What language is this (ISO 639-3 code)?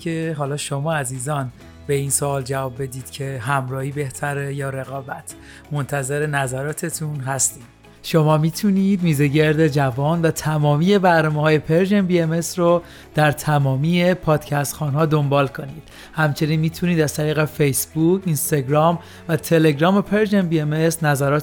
fas